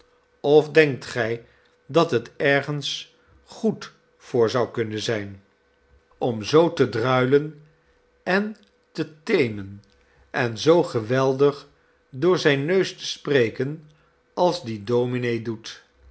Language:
Dutch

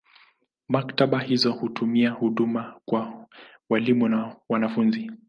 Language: Swahili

